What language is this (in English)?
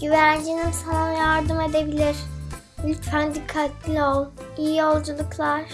Turkish